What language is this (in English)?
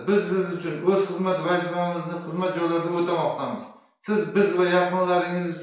Russian